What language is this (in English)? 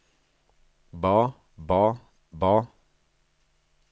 Norwegian